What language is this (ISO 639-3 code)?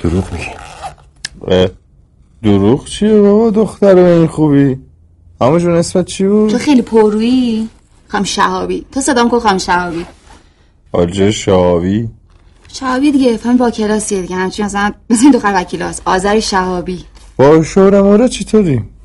fas